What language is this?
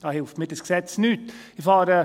Swiss German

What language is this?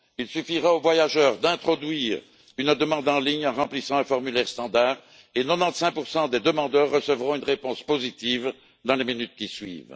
French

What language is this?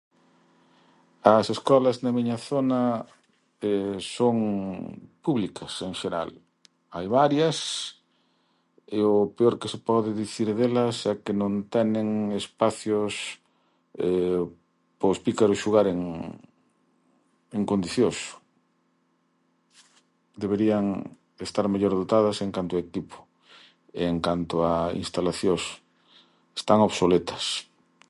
Galician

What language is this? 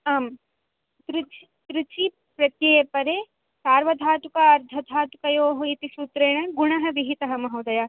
Sanskrit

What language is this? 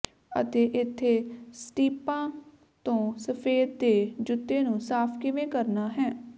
Punjabi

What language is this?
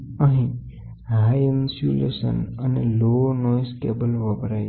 Gujarati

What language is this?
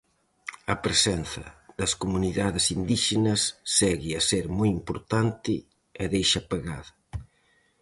Galician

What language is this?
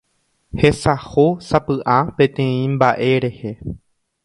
Guarani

